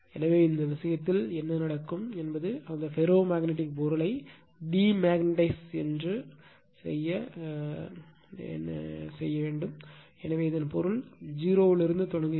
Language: Tamil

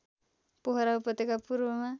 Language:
Nepali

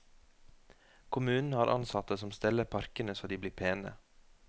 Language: Norwegian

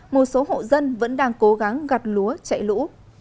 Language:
Vietnamese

